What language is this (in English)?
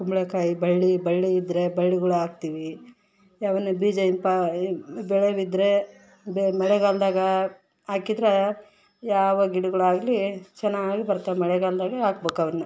Kannada